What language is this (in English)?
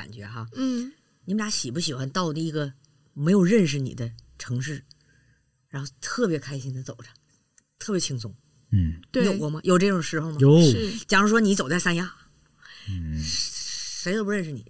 Chinese